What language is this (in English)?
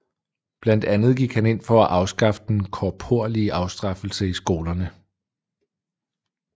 Danish